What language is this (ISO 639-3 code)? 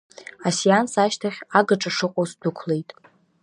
abk